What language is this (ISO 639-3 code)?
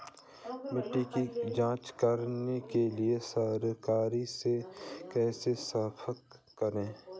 hin